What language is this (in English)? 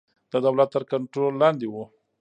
Pashto